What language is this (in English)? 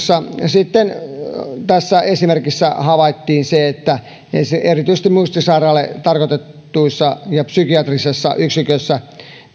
Finnish